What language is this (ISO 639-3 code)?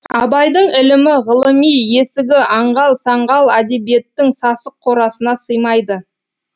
kaz